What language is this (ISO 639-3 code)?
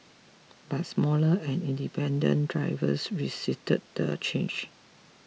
eng